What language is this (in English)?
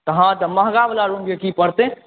Maithili